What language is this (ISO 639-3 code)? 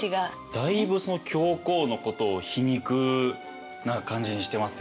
jpn